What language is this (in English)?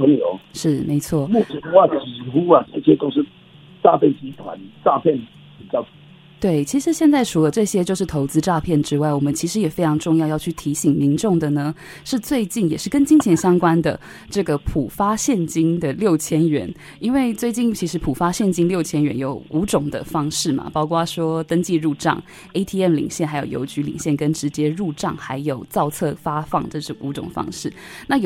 Chinese